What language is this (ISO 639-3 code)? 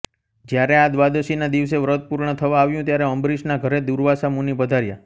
guj